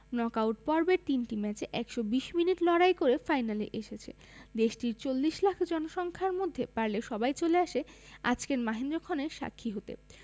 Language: Bangla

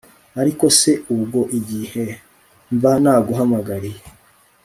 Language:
Kinyarwanda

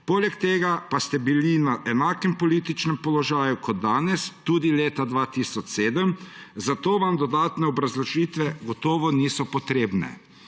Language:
Slovenian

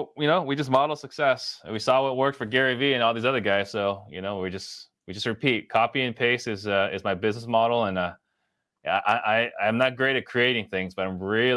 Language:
English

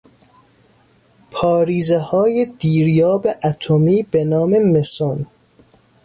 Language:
Persian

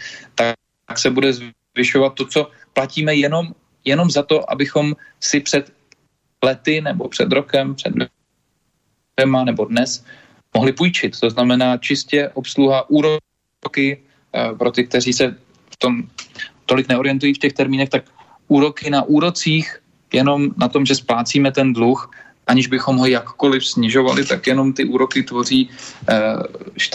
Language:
Czech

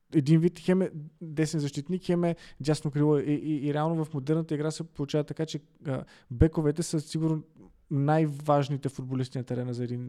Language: Bulgarian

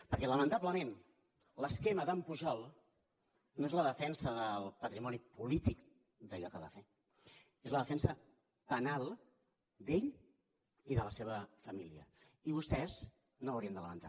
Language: Catalan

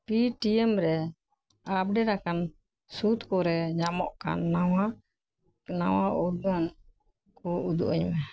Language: Santali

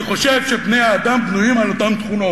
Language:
Hebrew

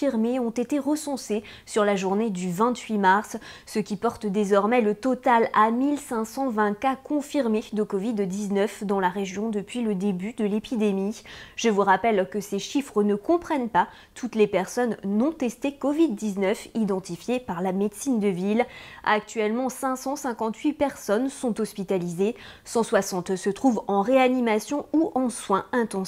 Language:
French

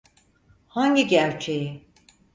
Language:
Turkish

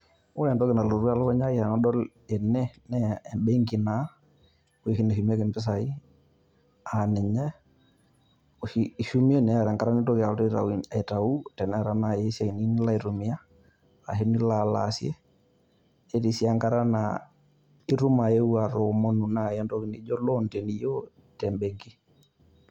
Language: Masai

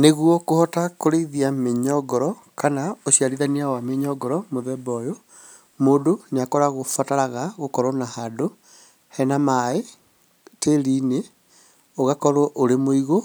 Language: Kikuyu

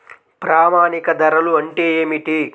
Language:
Telugu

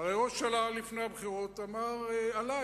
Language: Hebrew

